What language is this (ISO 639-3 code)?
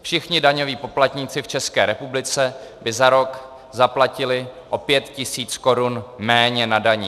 ces